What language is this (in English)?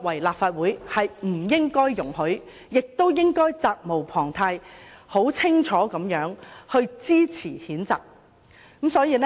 Cantonese